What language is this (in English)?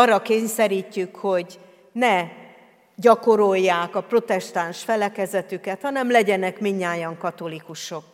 Hungarian